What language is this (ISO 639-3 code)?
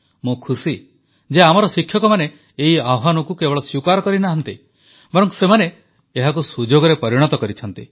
ori